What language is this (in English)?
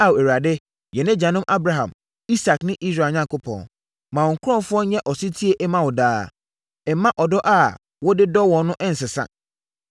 Akan